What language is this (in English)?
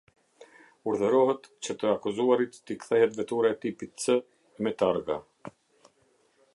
Albanian